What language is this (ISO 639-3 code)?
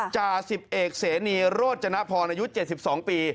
tha